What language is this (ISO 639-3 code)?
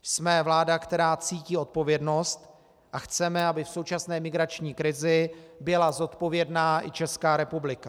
ces